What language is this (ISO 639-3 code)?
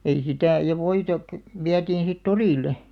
fin